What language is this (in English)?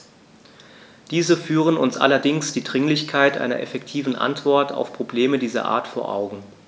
German